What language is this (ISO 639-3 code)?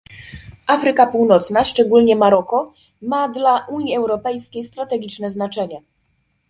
pol